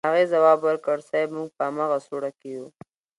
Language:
Pashto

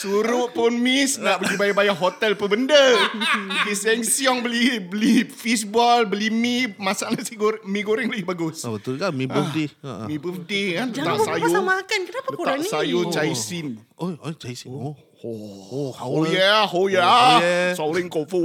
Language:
Malay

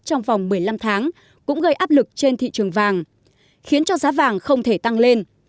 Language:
Vietnamese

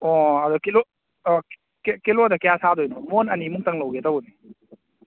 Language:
Manipuri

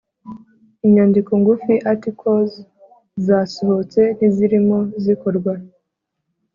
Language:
Kinyarwanda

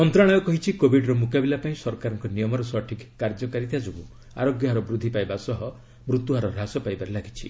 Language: Odia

